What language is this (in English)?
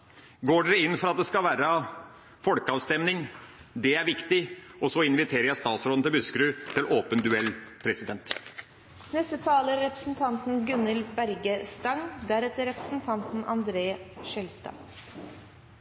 Norwegian